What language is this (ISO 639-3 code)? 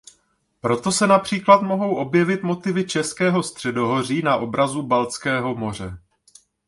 ces